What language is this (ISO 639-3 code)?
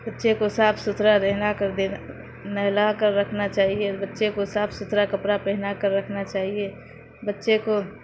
urd